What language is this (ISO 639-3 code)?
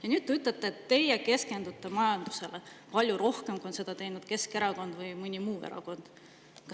est